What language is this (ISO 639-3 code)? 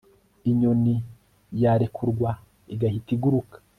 kin